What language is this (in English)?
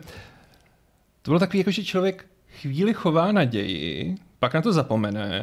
Czech